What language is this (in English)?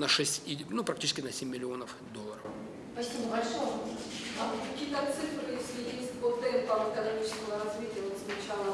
Russian